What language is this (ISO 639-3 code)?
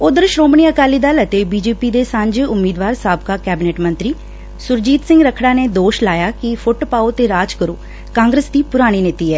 pan